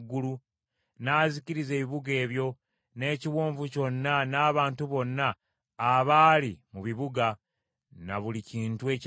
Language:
Ganda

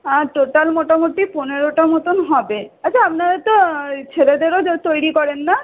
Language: Bangla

